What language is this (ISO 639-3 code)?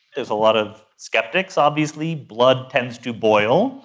eng